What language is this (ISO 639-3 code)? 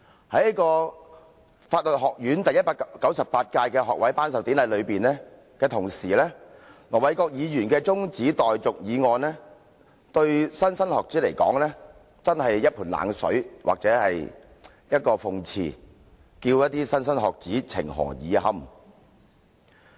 yue